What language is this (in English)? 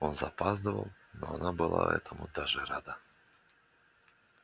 Russian